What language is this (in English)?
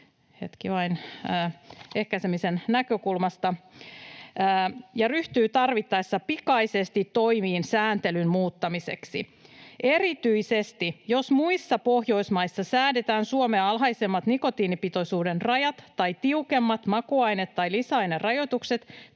Finnish